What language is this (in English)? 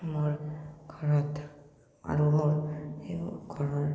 Assamese